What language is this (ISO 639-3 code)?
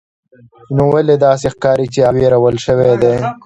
pus